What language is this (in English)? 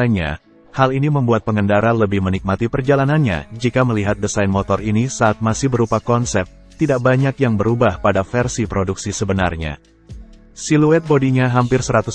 Indonesian